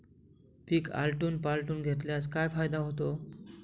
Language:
Marathi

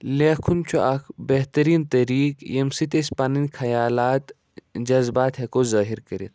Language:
Kashmiri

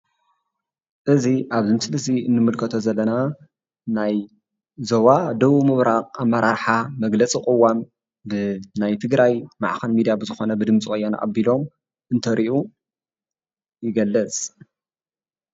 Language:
Tigrinya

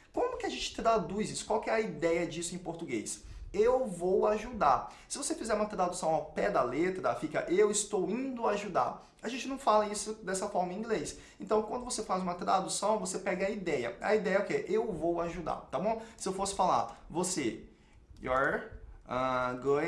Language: Portuguese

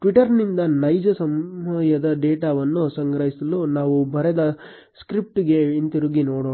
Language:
Kannada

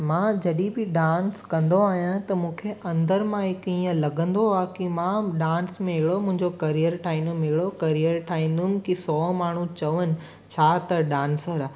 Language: Sindhi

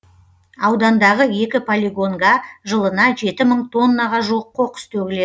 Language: Kazakh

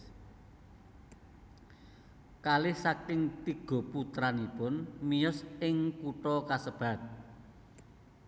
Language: Javanese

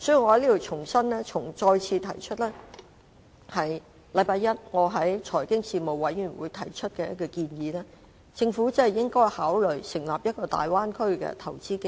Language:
Cantonese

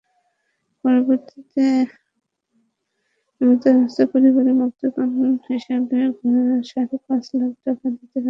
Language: Bangla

